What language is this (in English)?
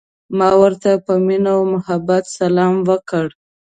Pashto